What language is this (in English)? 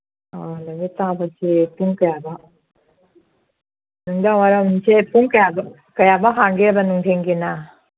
Manipuri